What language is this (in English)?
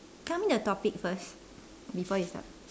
English